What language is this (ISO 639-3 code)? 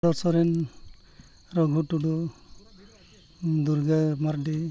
sat